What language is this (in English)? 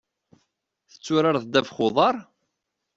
Kabyle